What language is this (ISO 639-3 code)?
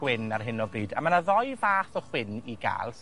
cym